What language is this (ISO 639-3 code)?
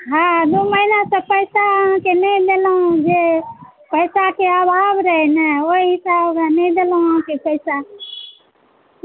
mai